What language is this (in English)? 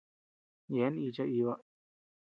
Tepeuxila Cuicatec